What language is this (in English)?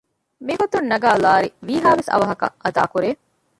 Divehi